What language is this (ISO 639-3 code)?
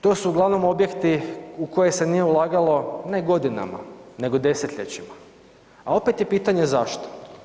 hrv